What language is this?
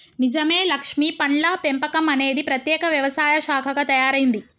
Telugu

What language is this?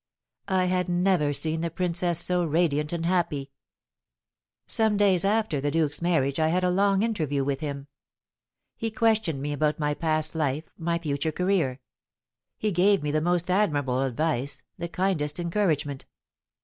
English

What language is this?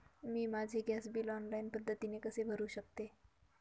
Marathi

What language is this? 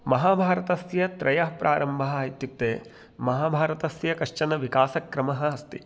Sanskrit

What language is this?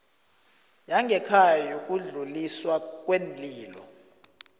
South Ndebele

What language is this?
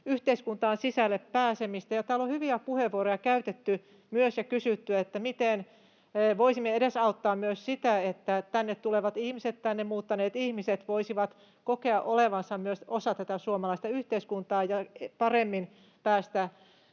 Finnish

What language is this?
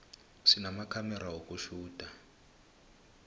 South Ndebele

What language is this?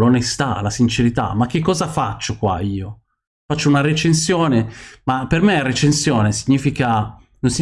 Italian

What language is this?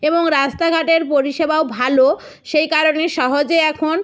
Bangla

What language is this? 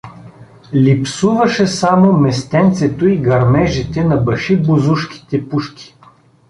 Bulgarian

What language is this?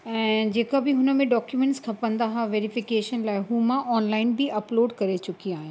Sindhi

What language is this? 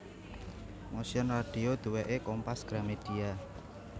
Javanese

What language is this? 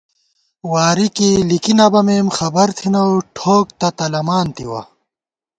Gawar-Bati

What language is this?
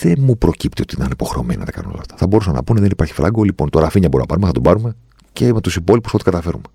Greek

